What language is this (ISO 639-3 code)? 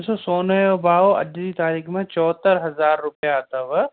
snd